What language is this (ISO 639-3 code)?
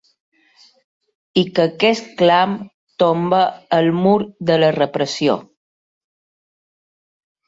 cat